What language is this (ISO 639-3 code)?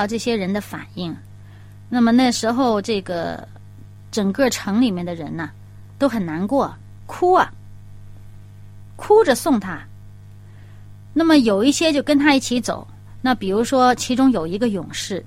zho